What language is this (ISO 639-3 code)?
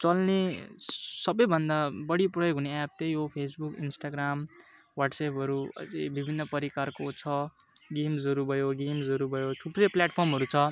nep